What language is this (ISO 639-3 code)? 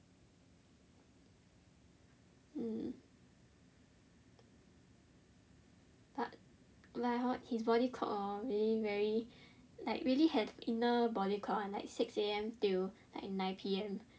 eng